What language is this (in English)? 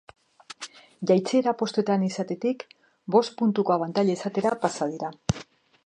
Basque